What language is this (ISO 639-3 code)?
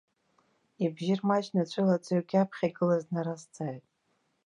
abk